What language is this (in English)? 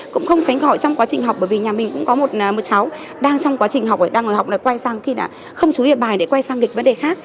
Vietnamese